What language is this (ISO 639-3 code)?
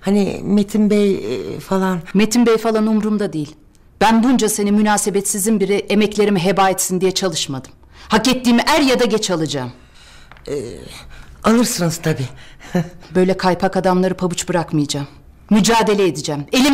tur